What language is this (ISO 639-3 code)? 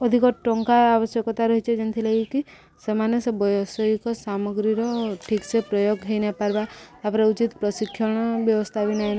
ori